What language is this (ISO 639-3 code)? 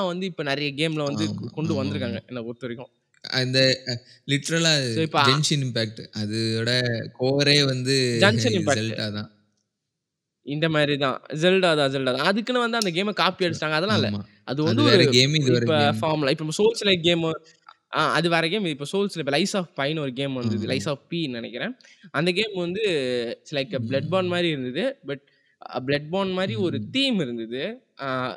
tam